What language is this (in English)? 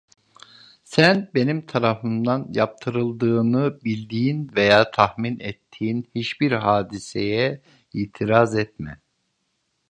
Turkish